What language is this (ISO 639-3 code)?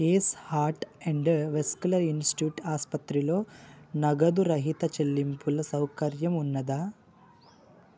tel